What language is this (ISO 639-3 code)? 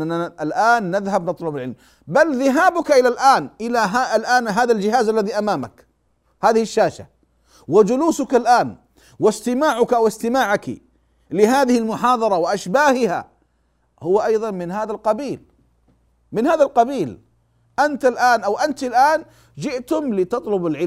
ara